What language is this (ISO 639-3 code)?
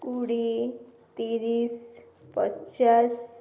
ori